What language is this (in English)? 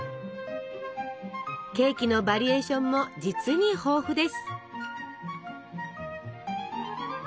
Japanese